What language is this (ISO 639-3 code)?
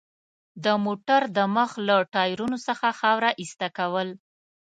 pus